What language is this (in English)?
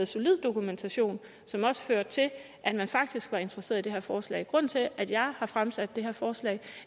Danish